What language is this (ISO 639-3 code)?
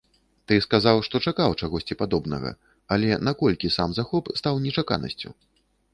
bel